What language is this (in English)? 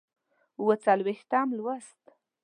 Pashto